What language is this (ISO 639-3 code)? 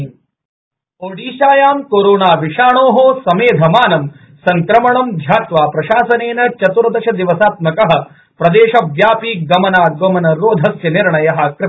san